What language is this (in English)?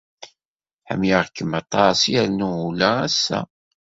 Kabyle